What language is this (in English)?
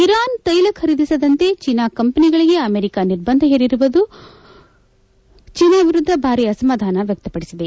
Kannada